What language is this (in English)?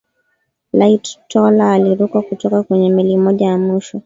Swahili